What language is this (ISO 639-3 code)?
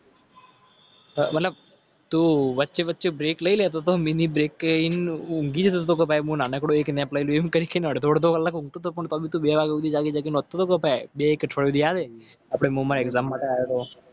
guj